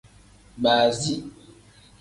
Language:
Tem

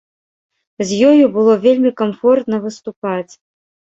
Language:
Belarusian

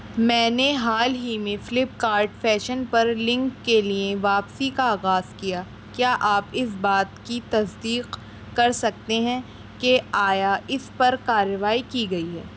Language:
Urdu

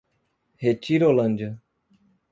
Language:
Portuguese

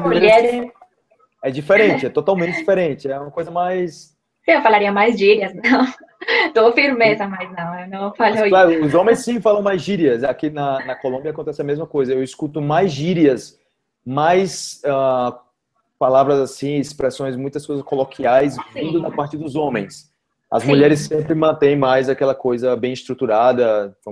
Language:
Portuguese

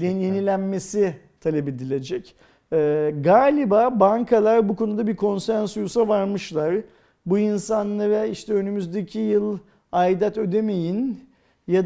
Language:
Turkish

